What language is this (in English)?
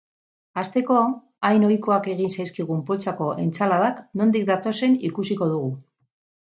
Basque